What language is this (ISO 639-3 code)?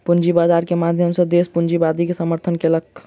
mai